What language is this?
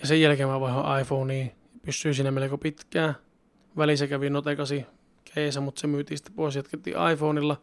Finnish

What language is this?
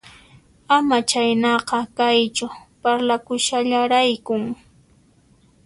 Puno Quechua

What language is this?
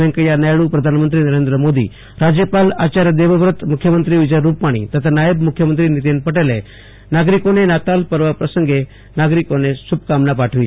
Gujarati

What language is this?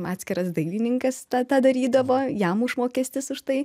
Lithuanian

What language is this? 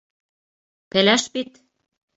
Bashkir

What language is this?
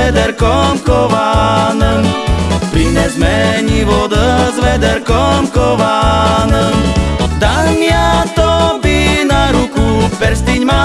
Slovak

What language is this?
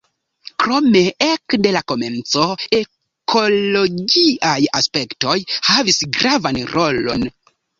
Esperanto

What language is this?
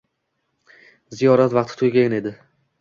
Uzbek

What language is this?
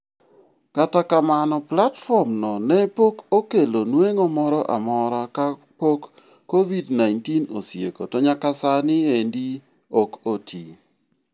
Luo (Kenya and Tanzania)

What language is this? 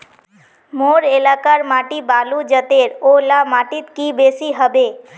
Magahi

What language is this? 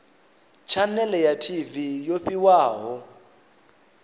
Venda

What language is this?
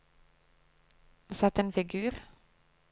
Norwegian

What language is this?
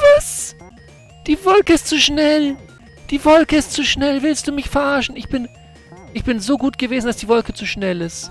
German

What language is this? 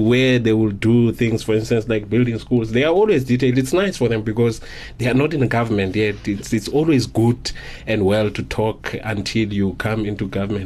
English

